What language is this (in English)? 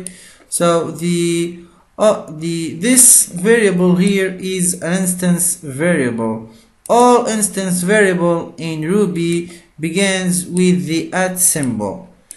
English